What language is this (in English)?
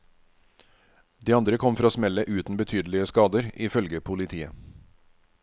Norwegian